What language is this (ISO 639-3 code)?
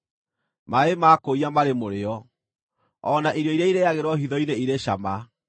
kik